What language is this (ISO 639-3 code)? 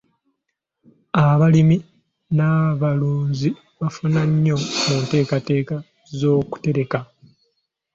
lug